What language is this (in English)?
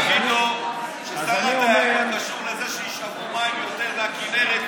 Hebrew